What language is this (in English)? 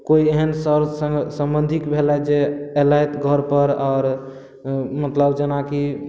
Maithili